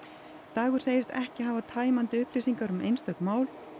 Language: Icelandic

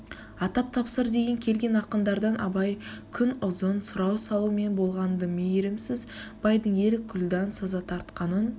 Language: Kazakh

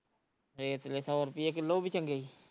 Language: Punjabi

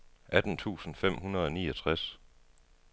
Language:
Danish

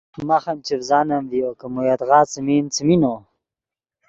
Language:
Yidgha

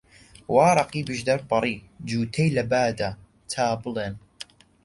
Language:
Central Kurdish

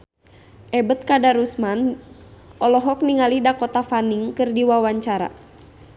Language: Sundanese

